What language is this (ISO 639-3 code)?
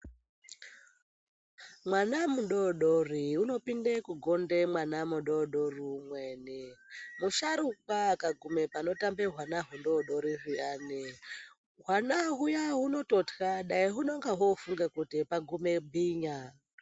ndc